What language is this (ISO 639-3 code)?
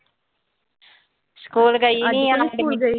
pan